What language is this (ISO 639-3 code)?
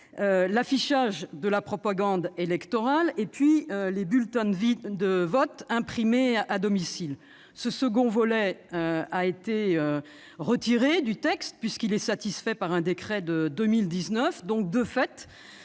fra